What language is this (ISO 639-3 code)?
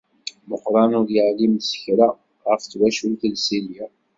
kab